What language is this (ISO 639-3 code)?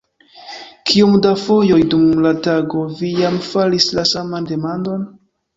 epo